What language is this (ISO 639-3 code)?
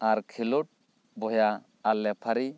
sat